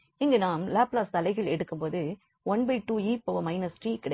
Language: Tamil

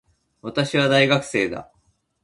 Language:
Japanese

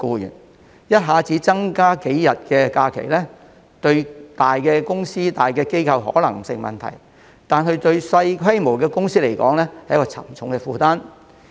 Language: Cantonese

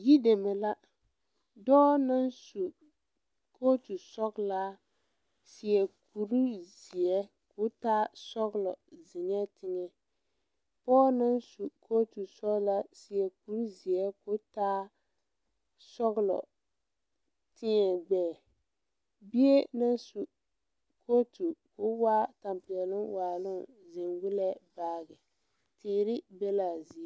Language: Southern Dagaare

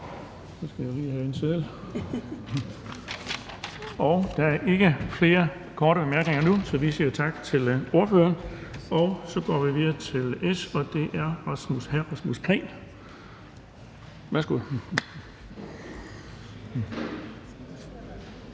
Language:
Danish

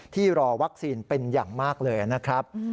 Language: Thai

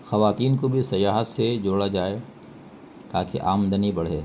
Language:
Urdu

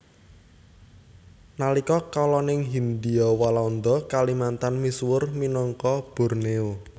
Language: Javanese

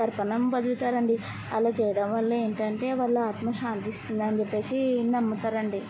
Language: Telugu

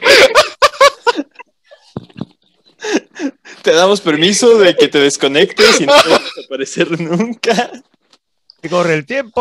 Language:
Spanish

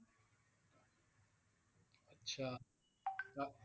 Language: Assamese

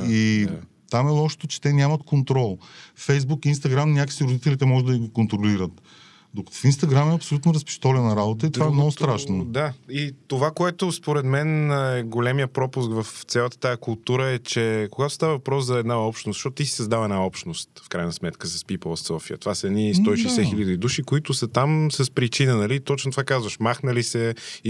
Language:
Bulgarian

